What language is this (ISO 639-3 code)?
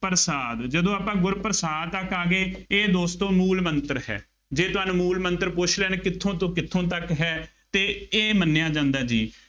pan